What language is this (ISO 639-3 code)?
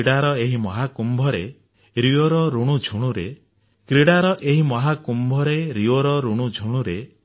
ori